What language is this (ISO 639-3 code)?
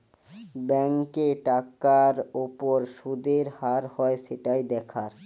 ben